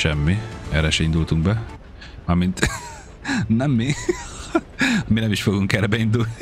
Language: Hungarian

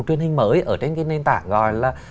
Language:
Vietnamese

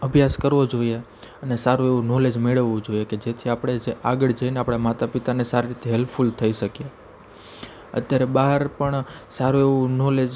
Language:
Gujarati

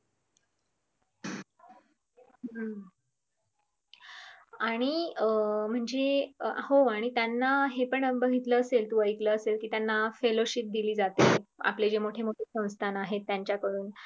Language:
Marathi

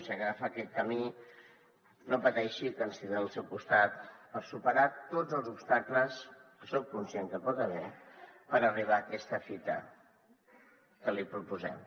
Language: Catalan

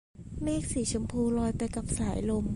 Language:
Thai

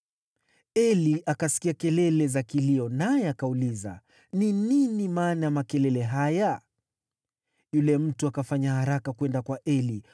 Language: Swahili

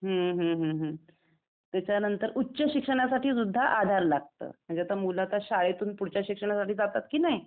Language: Marathi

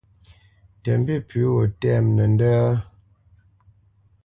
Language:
Bamenyam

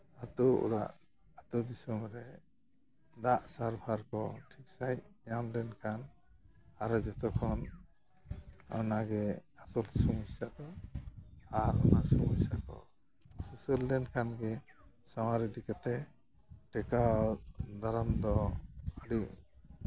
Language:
Santali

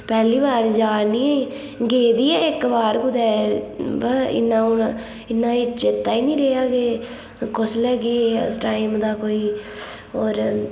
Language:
Dogri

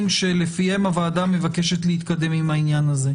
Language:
Hebrew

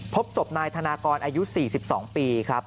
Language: Thai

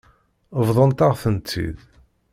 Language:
Kabyle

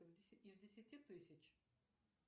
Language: Russian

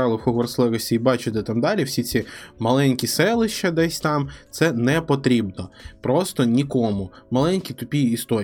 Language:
Ukrainian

